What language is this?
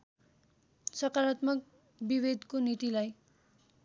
Nepali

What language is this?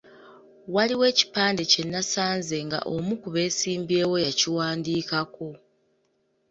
Ganda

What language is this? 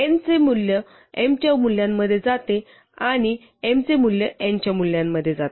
Marathi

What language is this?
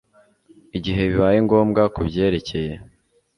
Kinyarwanda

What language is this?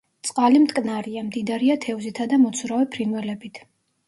Georgian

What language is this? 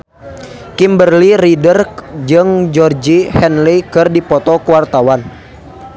Sundanese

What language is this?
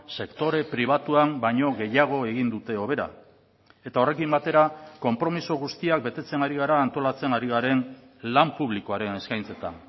Basque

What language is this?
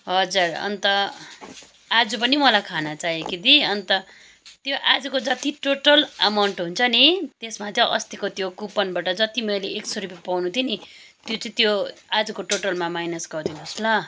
Nepali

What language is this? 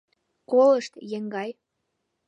Mari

